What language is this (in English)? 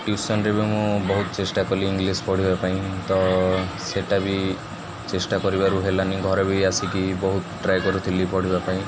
Odia